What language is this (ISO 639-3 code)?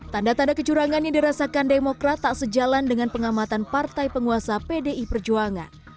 ind